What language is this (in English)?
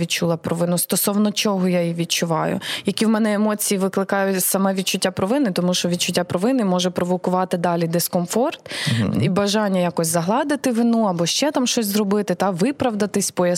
Ukrainian